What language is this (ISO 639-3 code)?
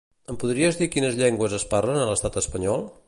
cat